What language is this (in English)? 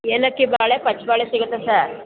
Kannada